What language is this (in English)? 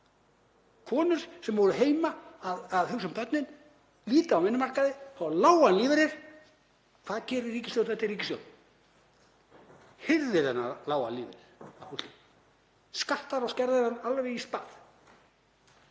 Icelandic